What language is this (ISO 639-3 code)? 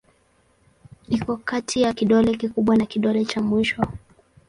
swa